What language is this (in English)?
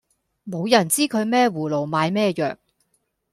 Cantonese